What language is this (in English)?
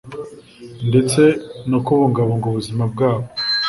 Kinyarwanda